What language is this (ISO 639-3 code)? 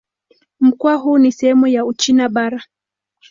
swa